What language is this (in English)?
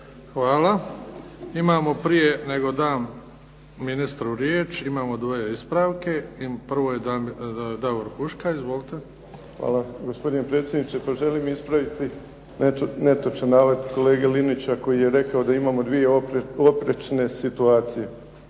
Croatian